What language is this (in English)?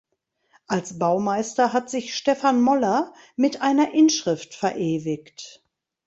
German